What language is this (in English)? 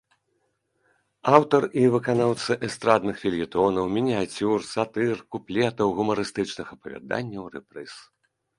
Belarusian